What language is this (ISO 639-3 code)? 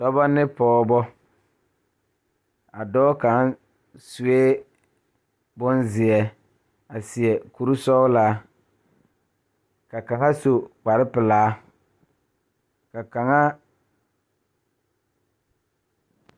dga